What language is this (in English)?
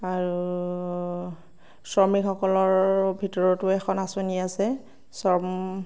Assamese